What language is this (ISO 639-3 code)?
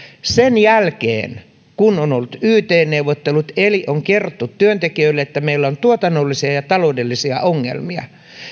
fin